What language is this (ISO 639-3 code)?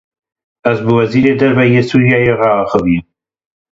kur